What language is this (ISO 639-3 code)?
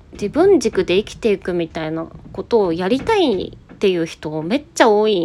jpn